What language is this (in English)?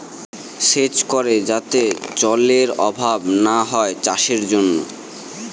Bangla